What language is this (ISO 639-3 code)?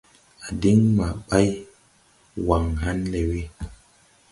tui